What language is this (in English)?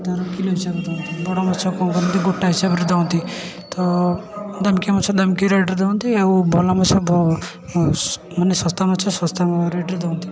Odia